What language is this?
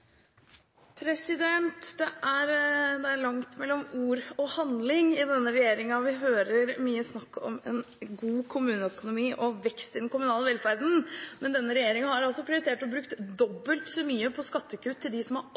Norwegian Bokmål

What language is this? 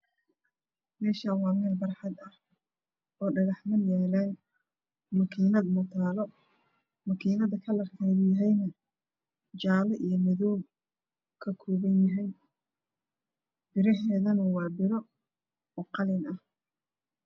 Somali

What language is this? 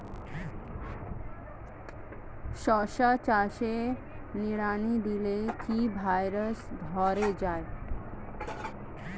Bangla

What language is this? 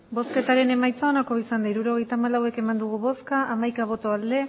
Basque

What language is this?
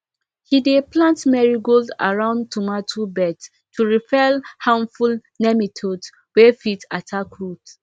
Nigerian Pidgin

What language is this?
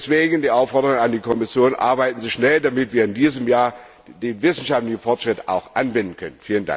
German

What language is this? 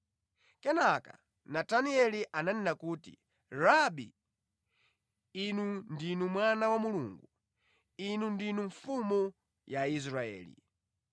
Nyanja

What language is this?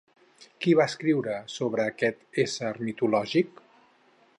Catalan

